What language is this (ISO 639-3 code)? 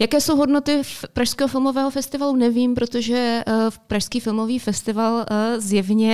ces